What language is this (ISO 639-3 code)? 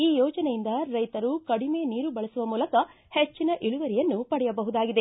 kan